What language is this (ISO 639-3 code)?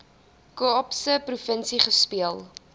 afr